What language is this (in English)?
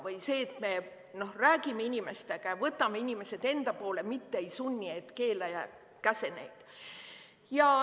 Estonian